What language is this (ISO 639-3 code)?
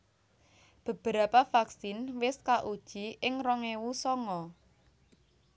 jav